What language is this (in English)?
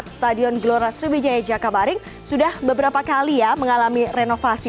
Indonesian